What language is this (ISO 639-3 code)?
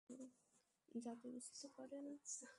ben